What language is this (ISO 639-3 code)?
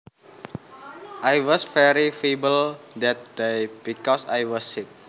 jav